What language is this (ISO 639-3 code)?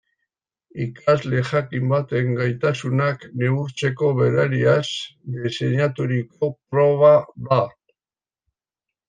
eus